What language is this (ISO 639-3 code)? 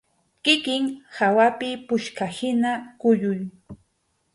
qxu